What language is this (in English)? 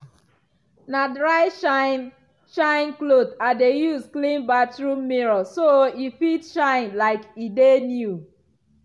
Nigerian Pidgin